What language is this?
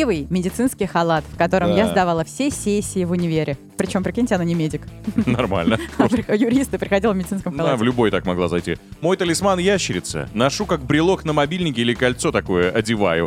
Russian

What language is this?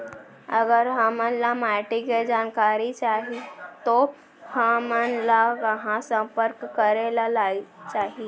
Chhattisgarhi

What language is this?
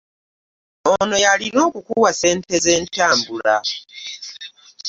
Ganda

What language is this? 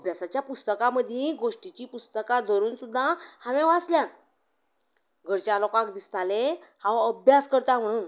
Konkani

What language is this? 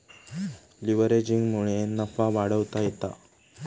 Marathi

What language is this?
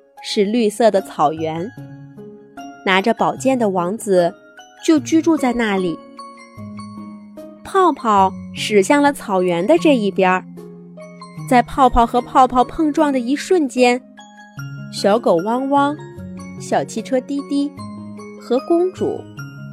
Chinese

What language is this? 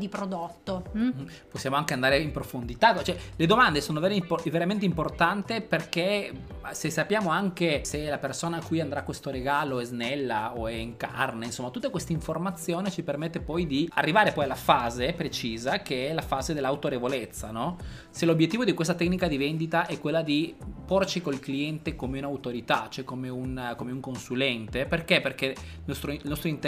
Italian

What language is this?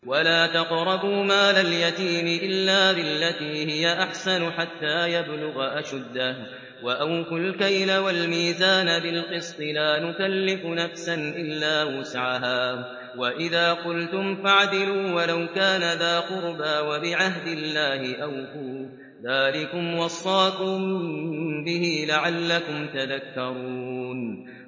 Arabic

